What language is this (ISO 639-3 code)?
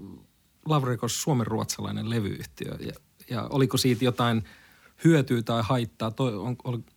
fin